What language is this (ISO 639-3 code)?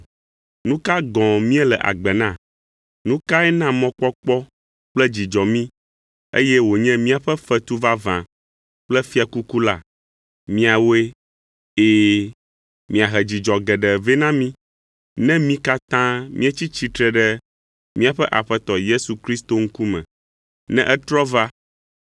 ewe